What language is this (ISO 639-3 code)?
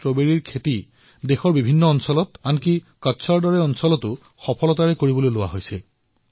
asm